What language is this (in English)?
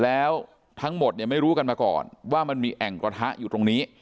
Thai